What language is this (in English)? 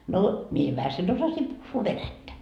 Finnish